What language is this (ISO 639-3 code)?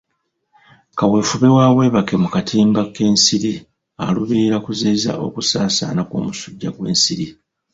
lug